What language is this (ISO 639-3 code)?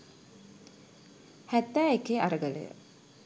sin